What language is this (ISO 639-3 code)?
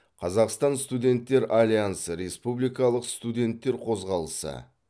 kaz